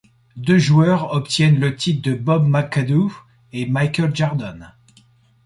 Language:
French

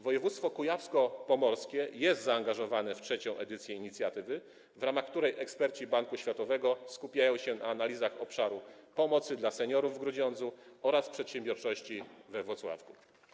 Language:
Polish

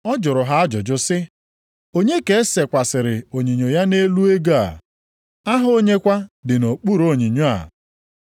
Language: Igbo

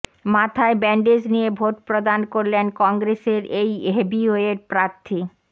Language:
Bangla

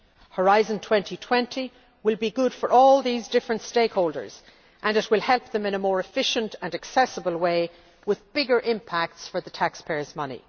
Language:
English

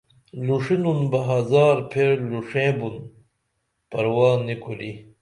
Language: Dameli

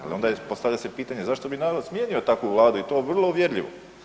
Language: Croatian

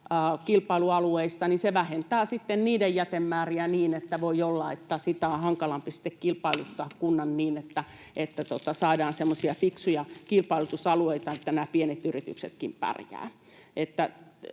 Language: Finnish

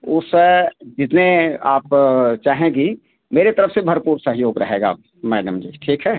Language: Hindi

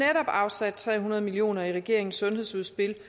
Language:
Danish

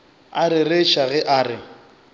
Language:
Northern Sotho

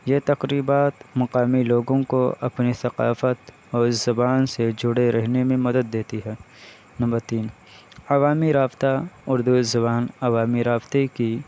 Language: Urdu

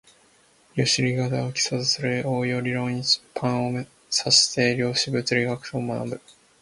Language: Japanese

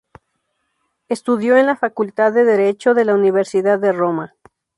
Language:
Spanish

